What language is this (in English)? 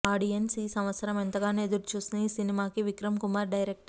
Telugu